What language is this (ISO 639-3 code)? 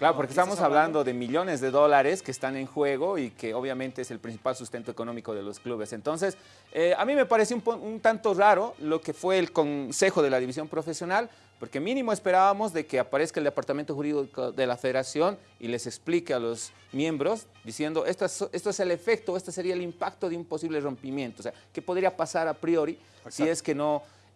spa